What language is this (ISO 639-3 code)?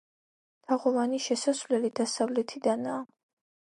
kat